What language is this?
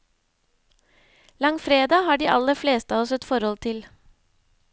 Norwegian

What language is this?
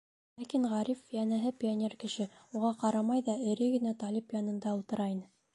Bashkir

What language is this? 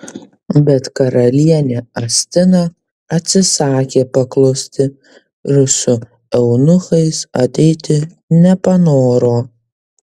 Lithuanian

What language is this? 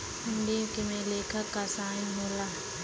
Bhojpuri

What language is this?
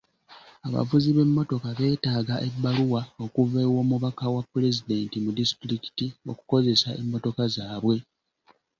Ganda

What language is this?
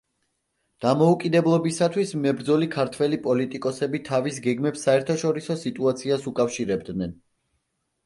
Georgian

